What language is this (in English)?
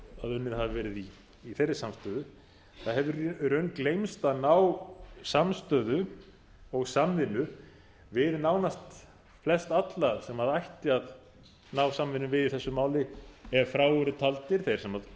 Icelandic